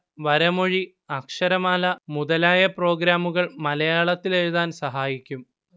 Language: Malayalam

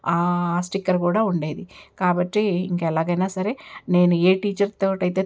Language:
Telugu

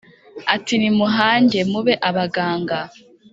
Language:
Kinyarwanda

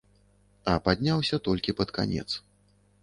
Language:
Belarusian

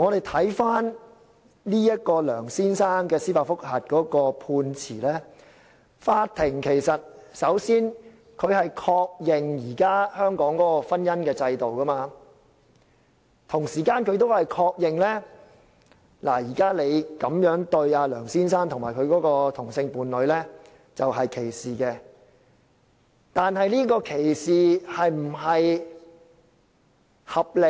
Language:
Cantonese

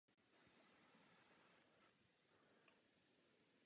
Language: Czech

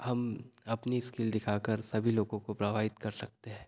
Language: Hindi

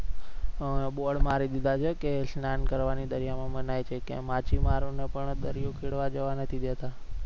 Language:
Gujarati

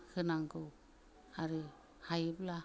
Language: Bodo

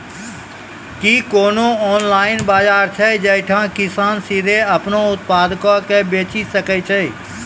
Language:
Maithili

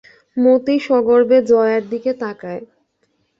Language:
Bangla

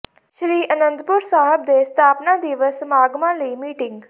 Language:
Punjabi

